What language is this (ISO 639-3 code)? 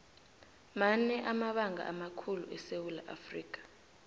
nbl